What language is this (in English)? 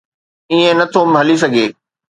Sindhi